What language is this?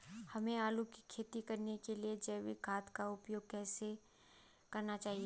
Hindi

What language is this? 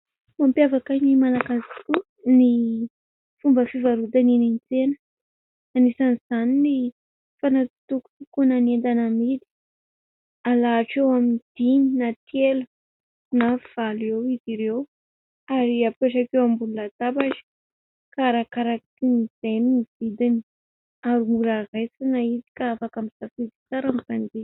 Malagasy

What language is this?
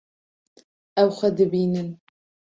Kurdish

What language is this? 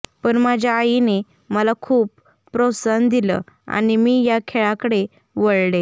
Marathi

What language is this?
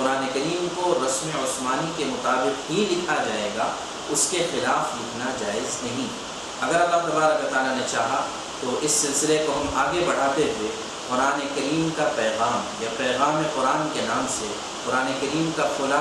Urdu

